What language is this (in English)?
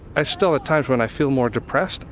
English